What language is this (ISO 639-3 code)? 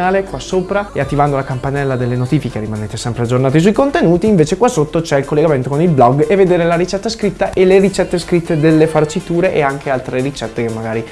ita